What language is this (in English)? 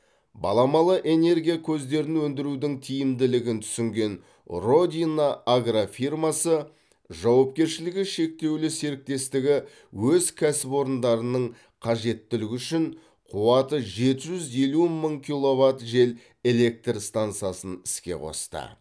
Kazakh